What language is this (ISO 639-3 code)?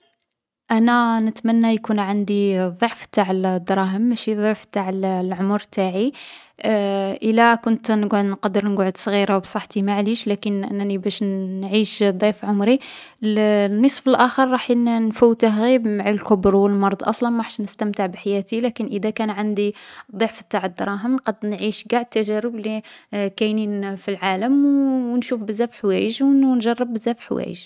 arq